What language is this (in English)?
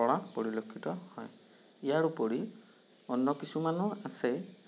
Assamese